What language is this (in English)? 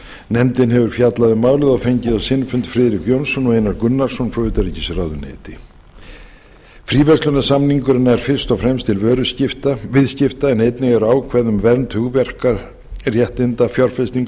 Icelandic